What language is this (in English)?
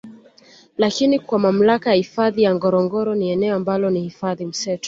Swahili